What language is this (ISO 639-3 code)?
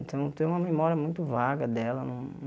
por